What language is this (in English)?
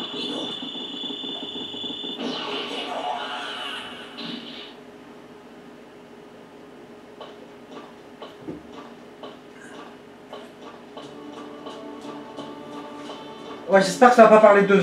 French